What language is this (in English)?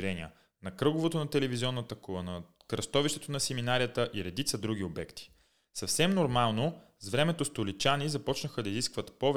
Bulgarian